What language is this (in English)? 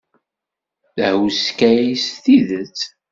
Kabyle